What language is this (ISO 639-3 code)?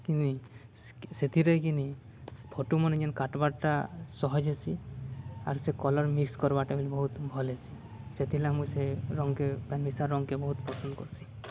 ori